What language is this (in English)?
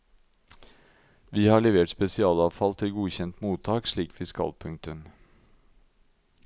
Norwegian